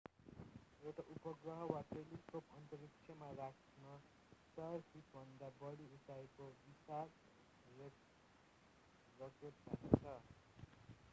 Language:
Nepali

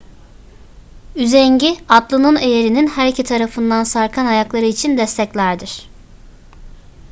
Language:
Turkish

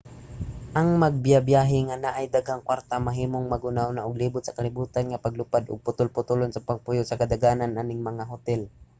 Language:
Cebuano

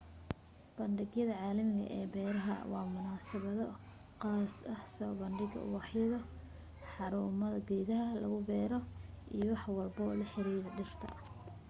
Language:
Somali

